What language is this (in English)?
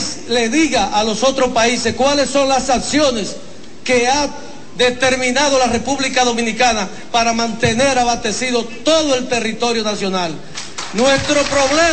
Spanish